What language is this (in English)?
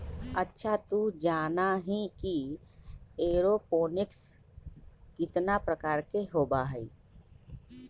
Magahi